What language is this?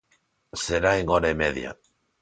Galician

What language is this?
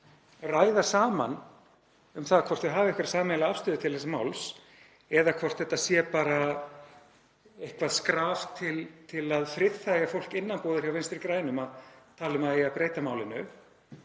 Icelandic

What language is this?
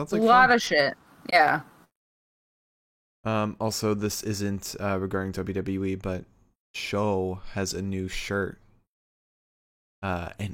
English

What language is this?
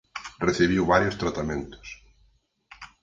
Galician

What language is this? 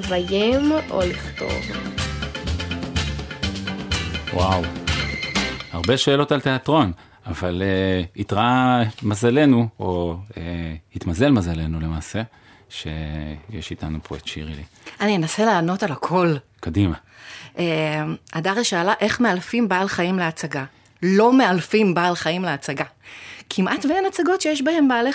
Hebrew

